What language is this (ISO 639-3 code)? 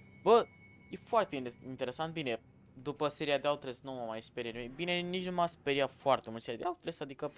ron